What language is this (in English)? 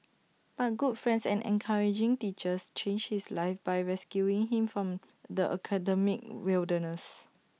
English